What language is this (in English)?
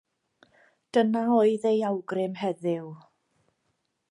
Welsh